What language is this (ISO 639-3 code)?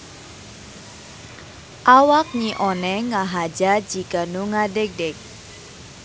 sun